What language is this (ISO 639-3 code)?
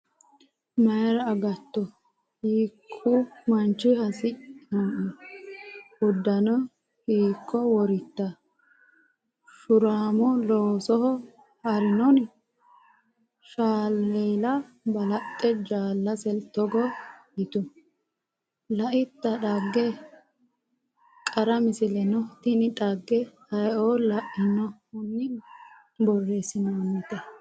sid